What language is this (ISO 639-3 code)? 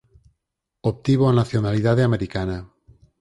glg